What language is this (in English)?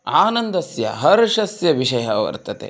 Sanskrit